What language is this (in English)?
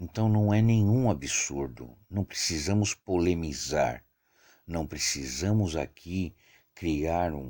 Portuguese